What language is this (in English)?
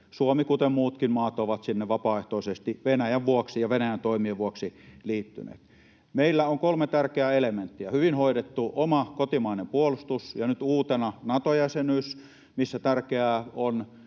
Finnish